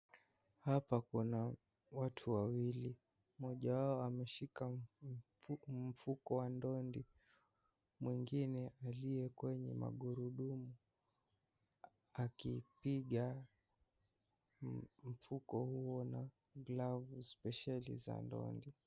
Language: Swahili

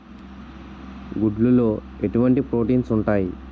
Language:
Telugu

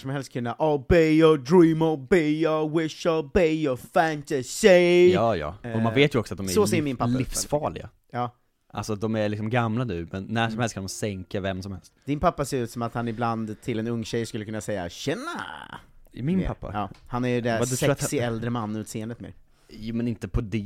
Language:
Swedish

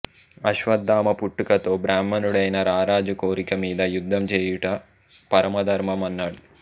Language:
Telugu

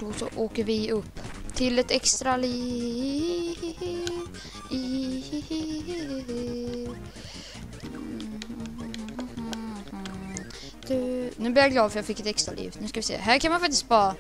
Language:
Swedish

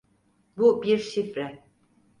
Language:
Turkish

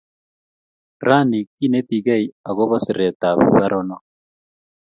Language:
Kalenjin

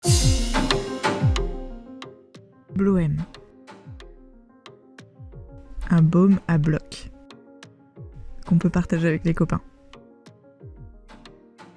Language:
French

